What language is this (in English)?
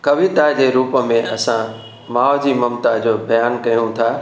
Sindhi